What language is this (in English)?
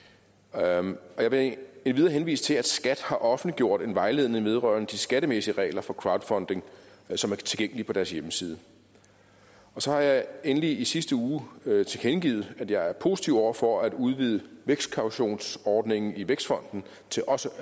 Danish